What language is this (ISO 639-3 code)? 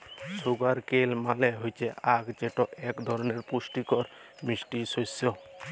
ben